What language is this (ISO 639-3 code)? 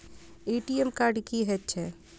mai